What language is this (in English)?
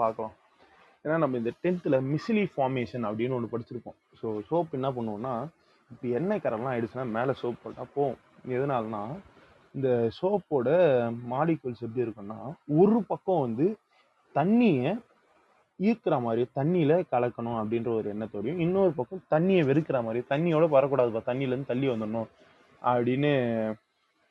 Tamil